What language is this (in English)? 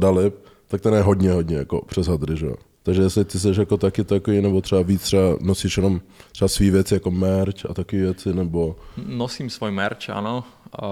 Czech